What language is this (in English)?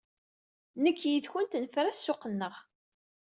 Kabyle